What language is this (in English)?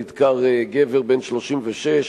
Hebrew